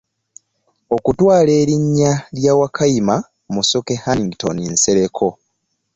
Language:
Ganda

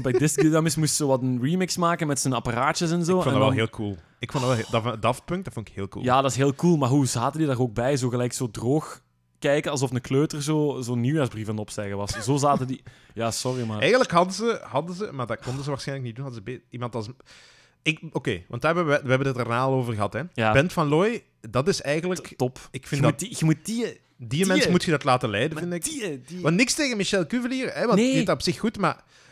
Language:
Dutch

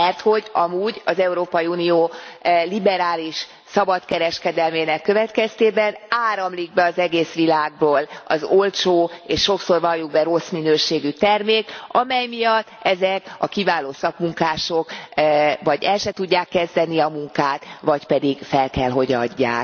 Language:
Hungarian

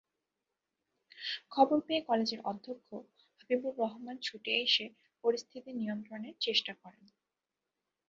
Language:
Bangla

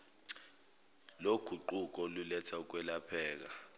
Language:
Zulu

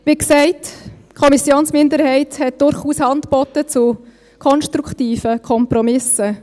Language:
Swiss German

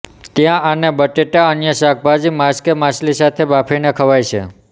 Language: Gujarati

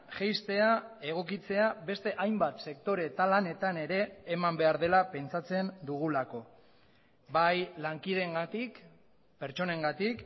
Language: Basque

